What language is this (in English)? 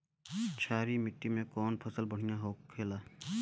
Bhojpuri